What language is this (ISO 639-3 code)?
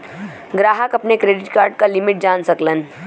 bho